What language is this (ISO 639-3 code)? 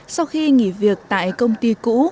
vie